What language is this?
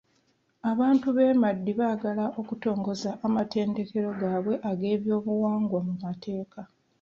Ganda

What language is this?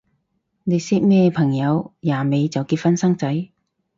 Cantonese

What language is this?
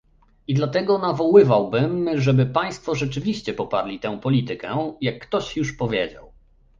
Polish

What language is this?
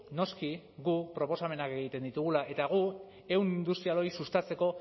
Basque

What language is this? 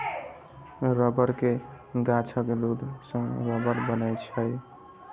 Maithili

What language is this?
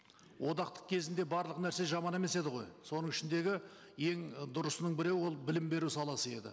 Kazakh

